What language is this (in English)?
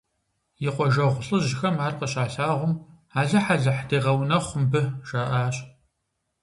Kabardian